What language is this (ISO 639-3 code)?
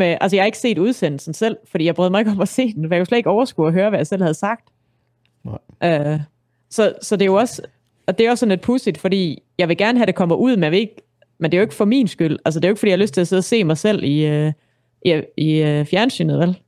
dan